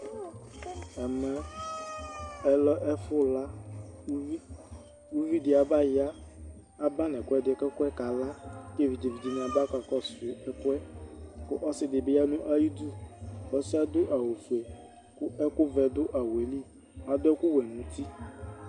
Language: Ikposo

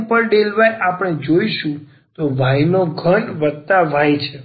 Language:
Gujarati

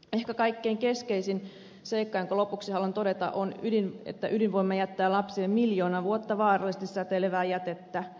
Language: Finnish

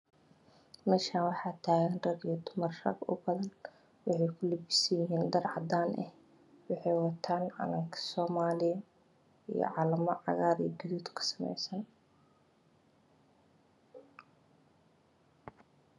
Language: Somali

